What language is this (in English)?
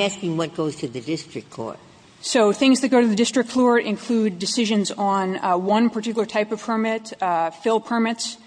English